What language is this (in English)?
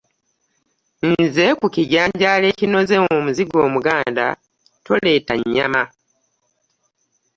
Ganda